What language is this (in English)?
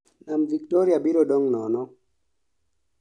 Luo (Kenya and Tanzania)